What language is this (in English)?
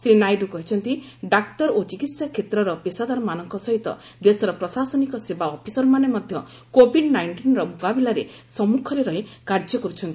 Odia